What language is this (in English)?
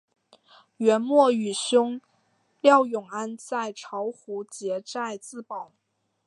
Chinese